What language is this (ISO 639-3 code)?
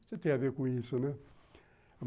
por